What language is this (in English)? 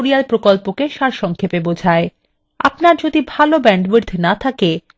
Bangla